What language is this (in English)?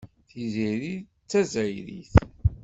Kabyle